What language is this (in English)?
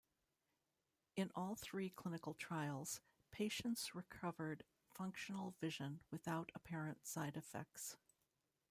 English